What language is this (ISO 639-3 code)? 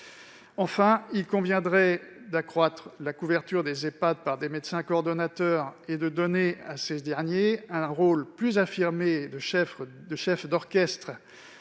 fra